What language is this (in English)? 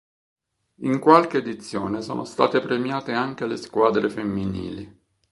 Italian